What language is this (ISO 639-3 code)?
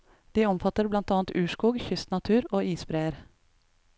nor